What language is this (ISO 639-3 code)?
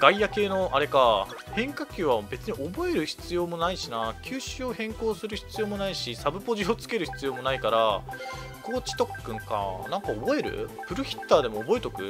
jpn